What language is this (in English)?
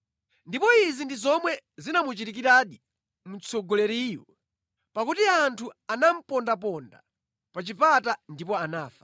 Nyanja